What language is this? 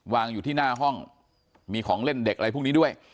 Thai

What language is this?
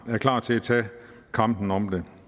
Danish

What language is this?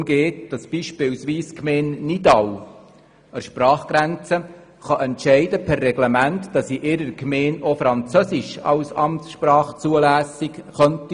Swiss German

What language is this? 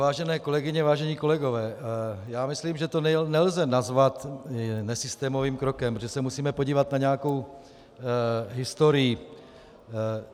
Czech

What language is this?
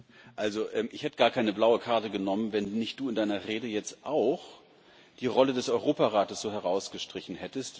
German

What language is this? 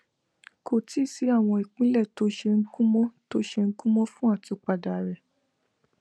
Yoruba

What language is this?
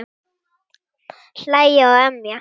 Icelandic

